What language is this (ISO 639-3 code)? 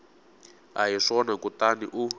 tso